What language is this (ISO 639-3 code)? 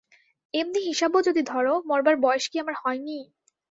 ben